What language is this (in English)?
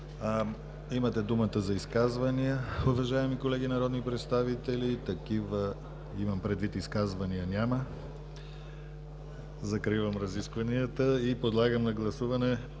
Bulgarian